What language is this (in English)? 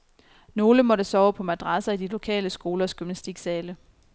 Danish